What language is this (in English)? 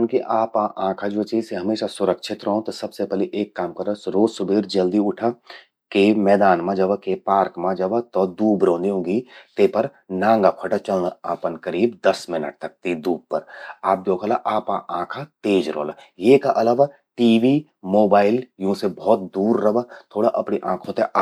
Garhwali